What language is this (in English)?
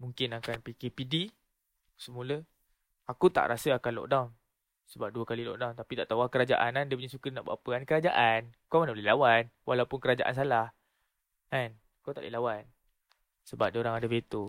Malay